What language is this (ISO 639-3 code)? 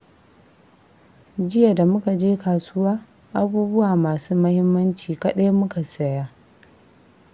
hau